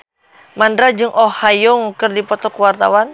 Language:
Sundanese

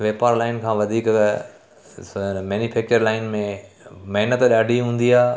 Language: Sindhi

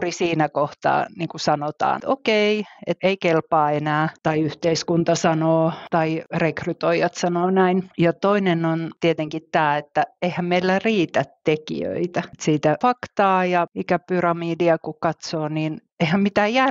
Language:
Finnish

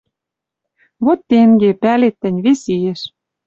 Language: Western Mari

